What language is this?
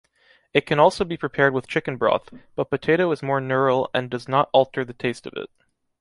English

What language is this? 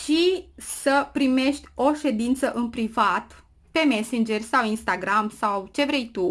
Romanian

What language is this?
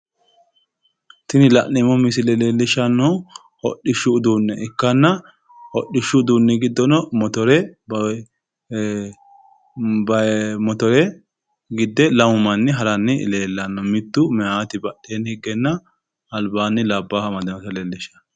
Sidamo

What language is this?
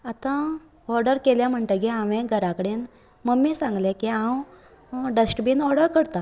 Konkani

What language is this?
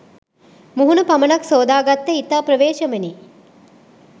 Sinhala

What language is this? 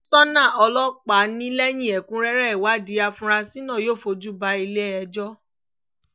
Yoruba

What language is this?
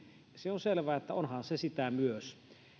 Finnish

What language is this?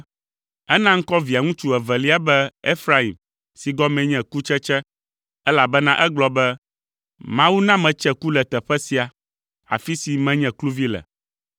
Ewe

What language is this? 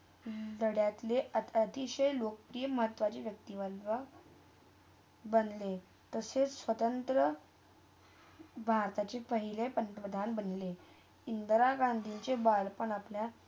Marathi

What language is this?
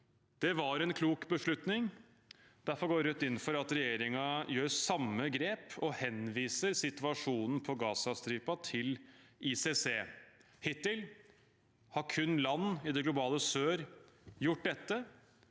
Norwegian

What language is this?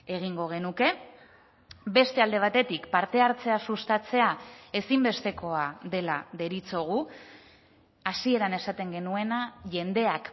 Basque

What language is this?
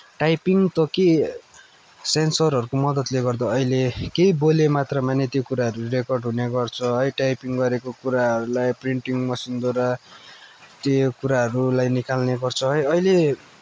Nepali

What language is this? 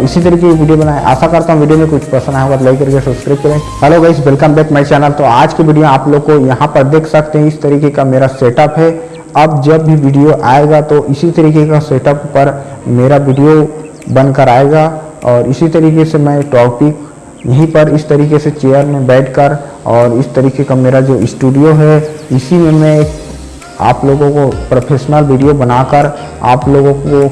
Hindi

